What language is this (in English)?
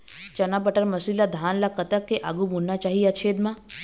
Chhattisgarhi